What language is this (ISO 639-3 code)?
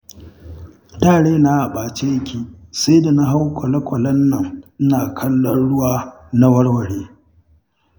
hau